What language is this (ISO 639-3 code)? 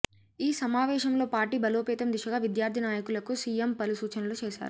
tel